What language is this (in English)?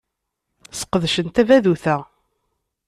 Kabyle